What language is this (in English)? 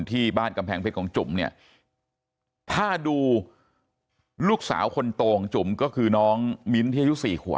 Thai